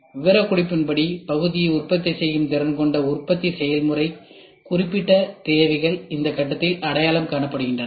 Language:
Tamil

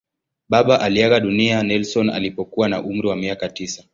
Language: Swahili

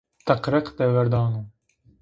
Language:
Zaza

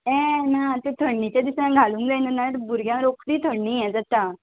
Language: Konkani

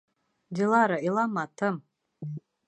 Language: Bashkir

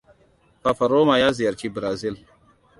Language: Hausa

